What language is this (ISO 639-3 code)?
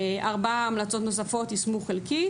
heb